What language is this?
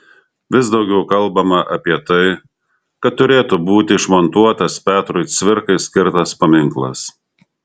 Lithuanian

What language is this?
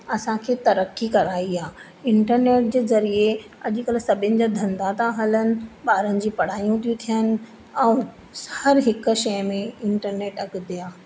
Sindhi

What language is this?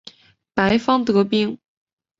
Chinese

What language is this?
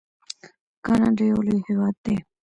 Pashto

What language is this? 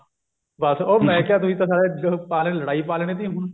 Punjabi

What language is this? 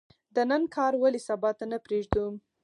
Pashto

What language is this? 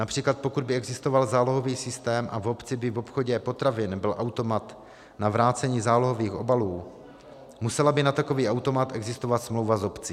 Czech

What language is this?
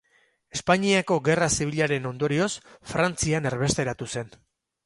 Basque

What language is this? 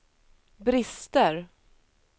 Swedish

